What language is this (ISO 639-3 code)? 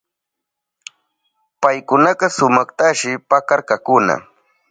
qup